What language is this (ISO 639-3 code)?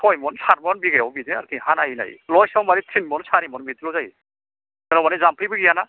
brx